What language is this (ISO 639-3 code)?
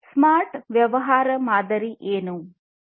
kan